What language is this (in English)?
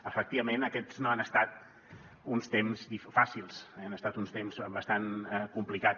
Catalan